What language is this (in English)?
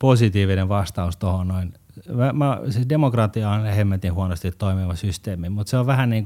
Finnish